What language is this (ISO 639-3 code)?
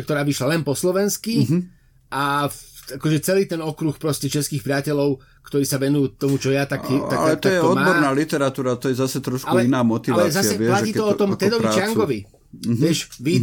slk